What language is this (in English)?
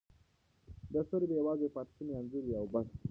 Pashto